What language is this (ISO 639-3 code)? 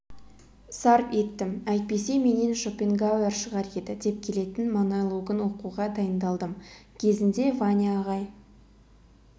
kaz